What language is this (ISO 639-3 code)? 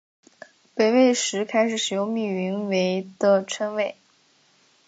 zho